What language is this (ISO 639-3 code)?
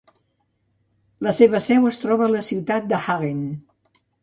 cat